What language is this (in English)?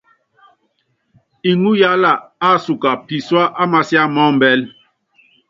Yangben